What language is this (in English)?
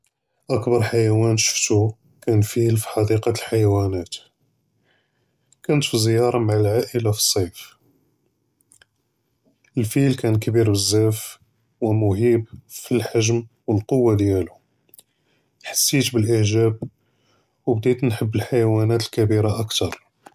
Judeo-Arabic